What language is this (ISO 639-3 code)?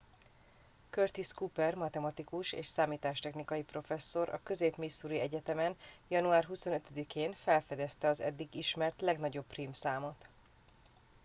hun